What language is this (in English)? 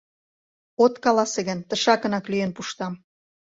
Mari